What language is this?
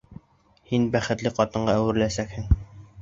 Bashkir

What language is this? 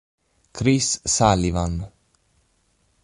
Italian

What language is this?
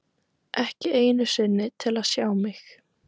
Icelandic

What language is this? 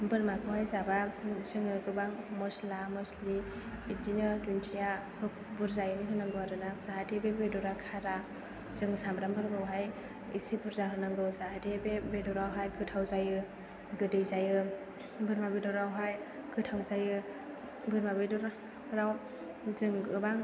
Bodo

